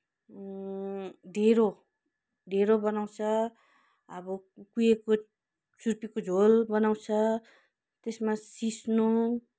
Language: Nepali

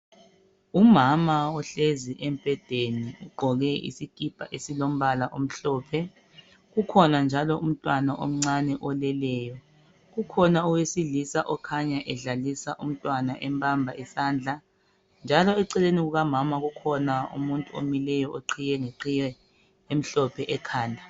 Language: North Ndebele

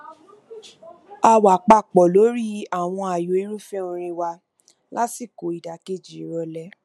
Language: Yoruba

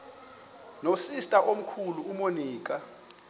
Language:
Xhosa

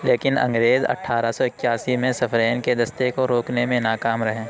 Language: Urdu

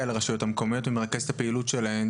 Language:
Hebrew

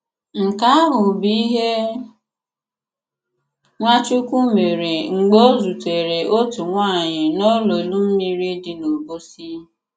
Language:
Igbo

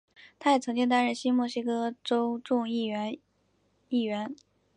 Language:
Chinese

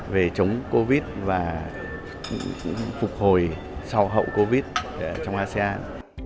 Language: Vietnamese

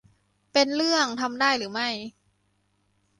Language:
Thai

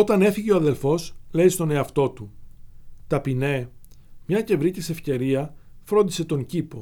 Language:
Greek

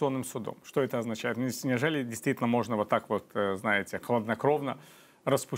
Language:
Russian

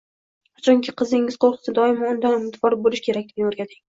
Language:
Uzbek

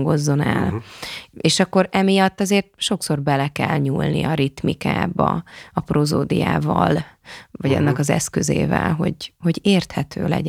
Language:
Hungarian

